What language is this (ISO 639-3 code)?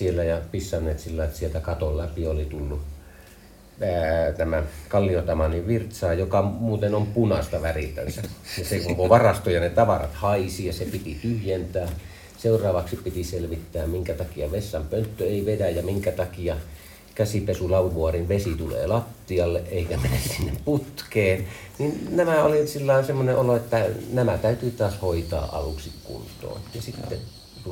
fin